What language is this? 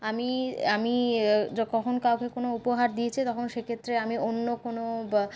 Bangla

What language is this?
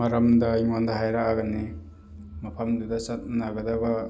Manipuri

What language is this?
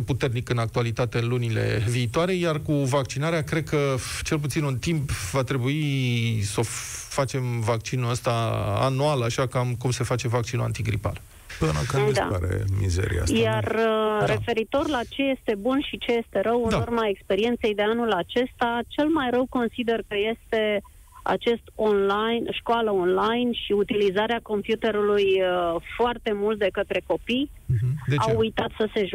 Romanian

